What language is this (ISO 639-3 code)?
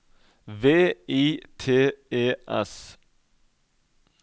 nor